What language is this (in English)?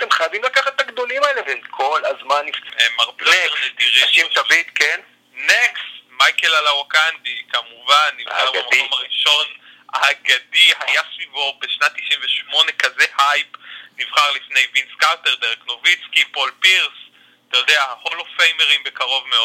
Hebrew